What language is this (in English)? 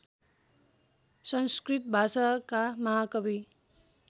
Nepali